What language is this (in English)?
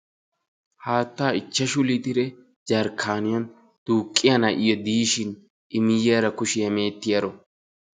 Wolaytta